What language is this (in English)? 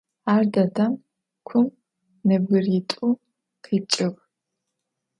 Adyghe